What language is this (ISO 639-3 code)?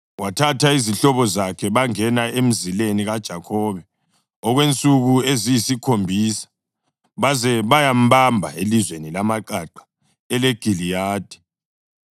nde